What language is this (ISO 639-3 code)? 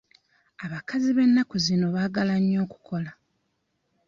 lug